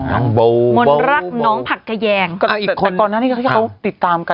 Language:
Thai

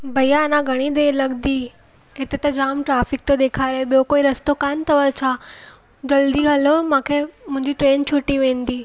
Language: Sindhi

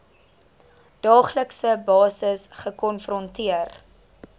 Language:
Afrikaans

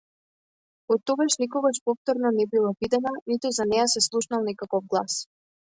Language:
Macedonian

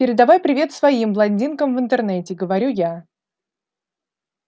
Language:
Russian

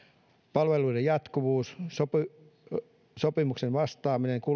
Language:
Finnish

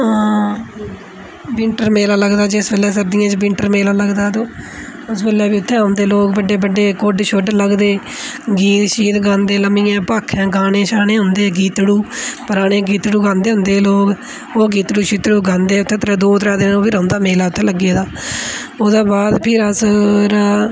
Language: Dogri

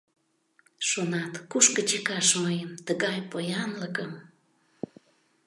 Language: Mari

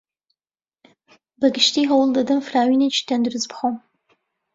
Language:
Central Kurdish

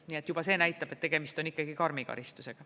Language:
Estonian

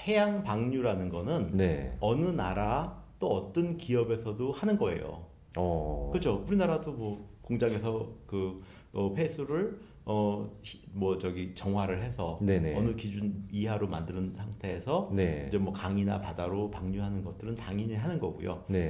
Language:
Korean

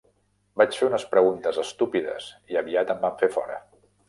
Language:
Catalan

